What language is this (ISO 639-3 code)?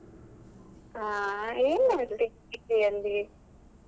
kan